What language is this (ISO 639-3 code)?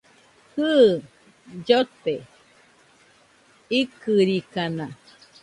hux